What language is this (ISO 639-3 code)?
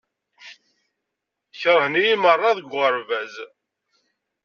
kab